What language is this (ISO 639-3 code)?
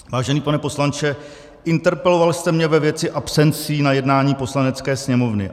ces